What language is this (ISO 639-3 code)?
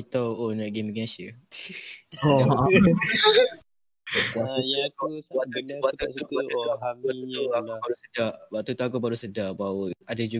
msa